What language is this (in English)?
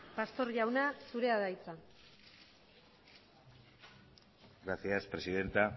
Basque